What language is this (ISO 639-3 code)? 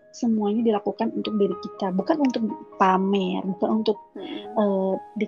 ind